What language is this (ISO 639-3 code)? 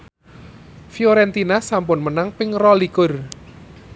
jav